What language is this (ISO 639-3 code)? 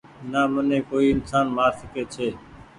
gig